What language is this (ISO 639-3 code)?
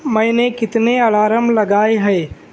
urd